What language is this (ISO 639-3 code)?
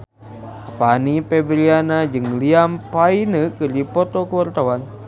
sun